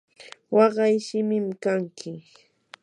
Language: Yanahuanca Pasco Quechua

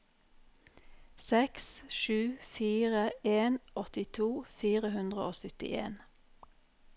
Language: Norwegian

